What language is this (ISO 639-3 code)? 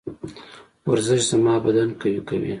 pus